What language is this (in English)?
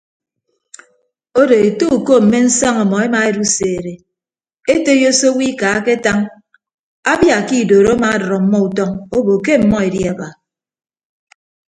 Ibibio